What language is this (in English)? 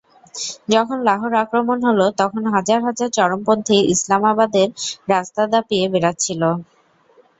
Bangla